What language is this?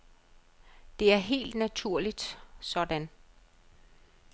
Danish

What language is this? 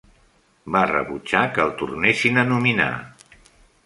Catalan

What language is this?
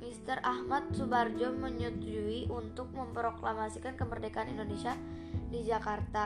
Indonesian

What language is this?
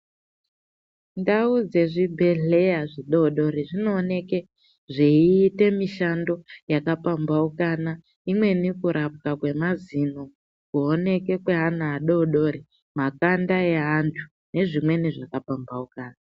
Ndau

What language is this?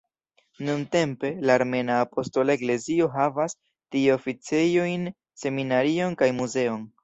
Esperanto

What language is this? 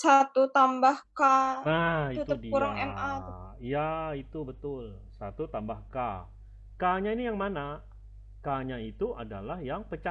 Indonesian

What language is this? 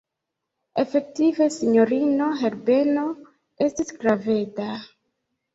Esperanto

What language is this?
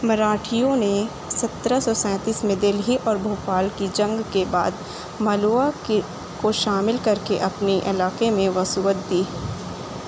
Urdu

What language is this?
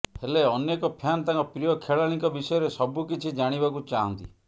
Odia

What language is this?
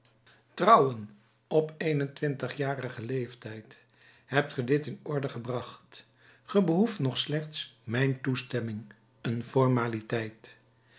Dutch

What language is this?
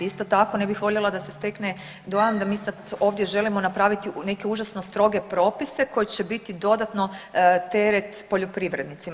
Croatian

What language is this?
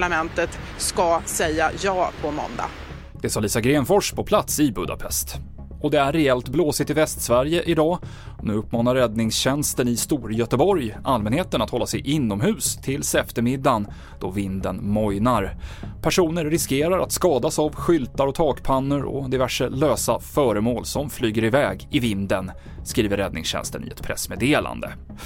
Swedish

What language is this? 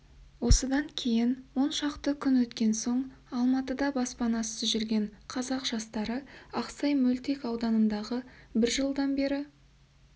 Kazakh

